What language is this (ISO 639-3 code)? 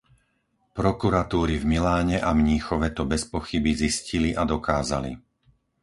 slk